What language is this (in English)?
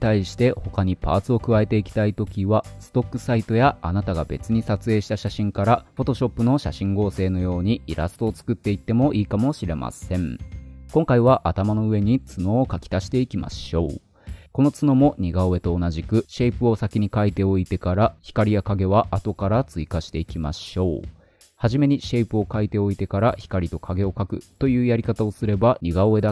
Japanese